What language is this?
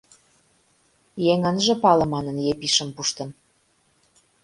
Mari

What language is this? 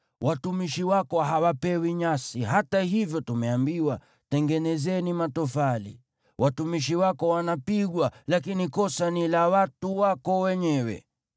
Swahili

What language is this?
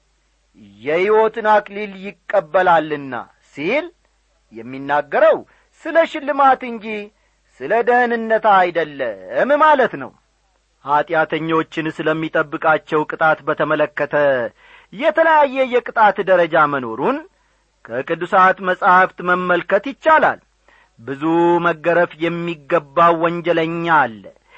Amharic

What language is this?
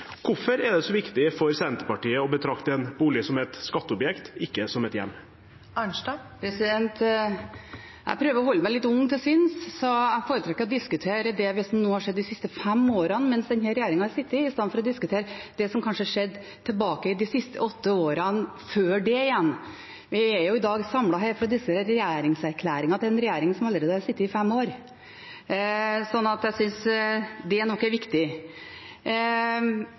Norwegian Bokmål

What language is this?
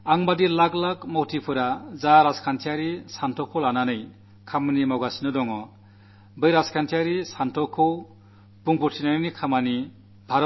Malayalam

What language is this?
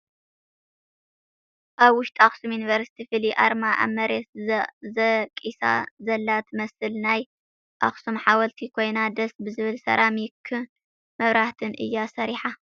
Tigrinya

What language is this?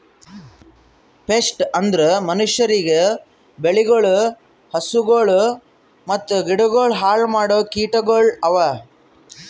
Kannada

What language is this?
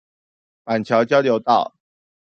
Chinese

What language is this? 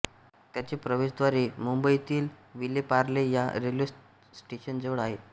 Marathi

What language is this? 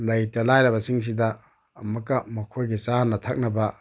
Manipuri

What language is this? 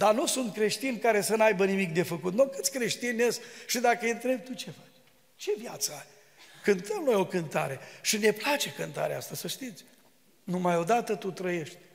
Romanian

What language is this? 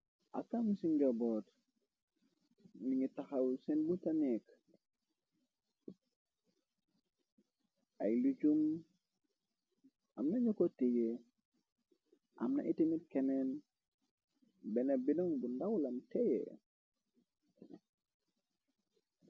Wolof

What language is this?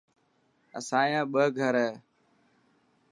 Dhatki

